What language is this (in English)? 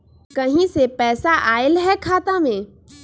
Magahi